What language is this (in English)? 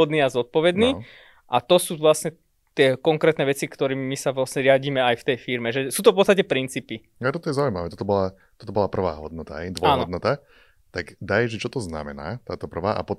Slovak